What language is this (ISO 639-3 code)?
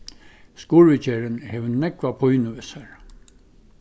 fao